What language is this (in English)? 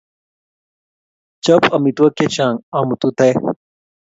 Kalenjin